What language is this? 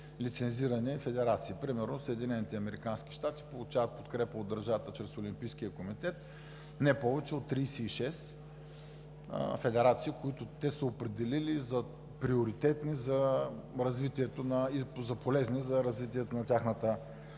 Bulgarian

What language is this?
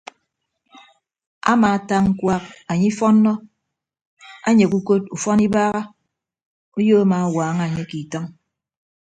Ibibio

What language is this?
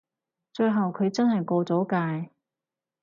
Cantonese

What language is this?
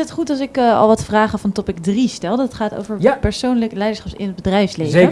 Dutch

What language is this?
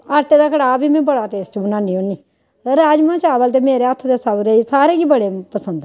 Dogri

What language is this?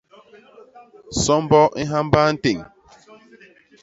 Basaa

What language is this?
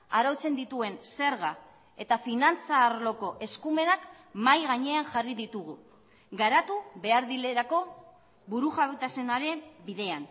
Basque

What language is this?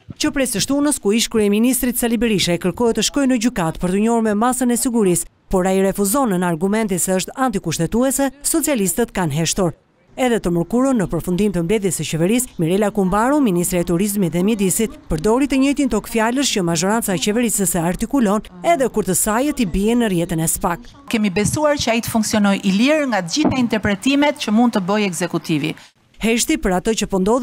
Romanian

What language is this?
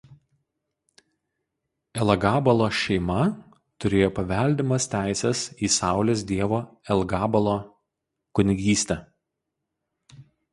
Lithuanian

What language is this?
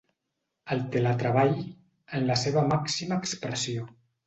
Catalan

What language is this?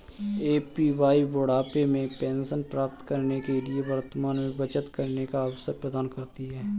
Hindi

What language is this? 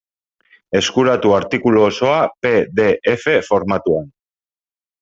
Basque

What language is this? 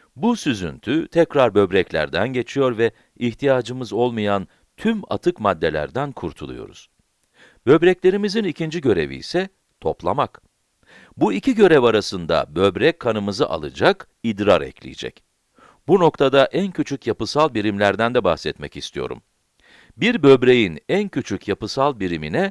Turkish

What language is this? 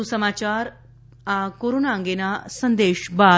Gujarati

